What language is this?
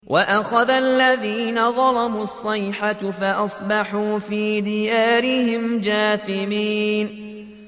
Arabic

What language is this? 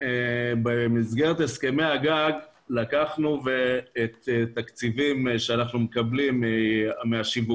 Hebrew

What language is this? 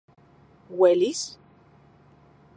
Central Puebla Nahuatl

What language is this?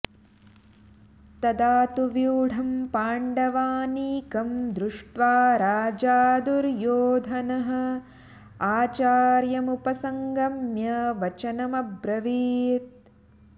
Sanskrit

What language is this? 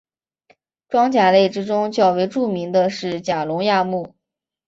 Chinese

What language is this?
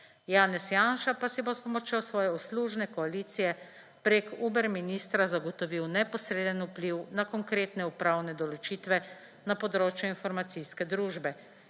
Slovenian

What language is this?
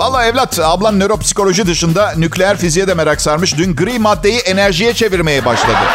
Turkish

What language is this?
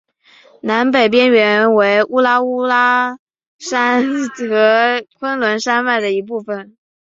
Chinese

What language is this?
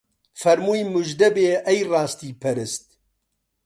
Central Kurdish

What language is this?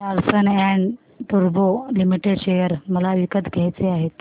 Marathi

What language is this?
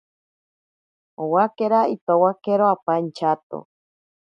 Ashéninka Perené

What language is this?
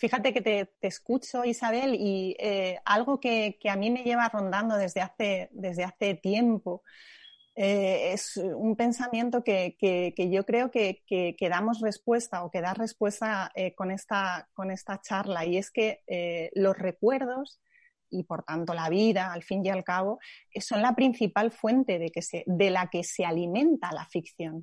Spanish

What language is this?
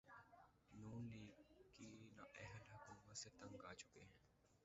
Urdu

